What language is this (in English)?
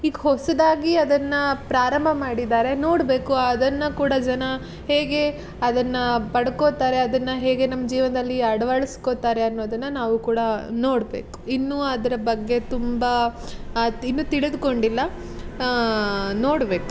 Kannada